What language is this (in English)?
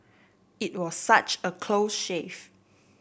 English